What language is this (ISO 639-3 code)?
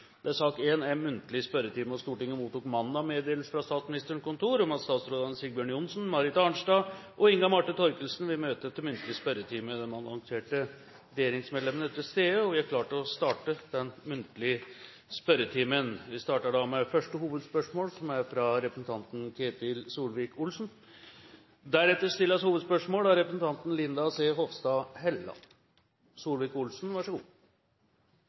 nob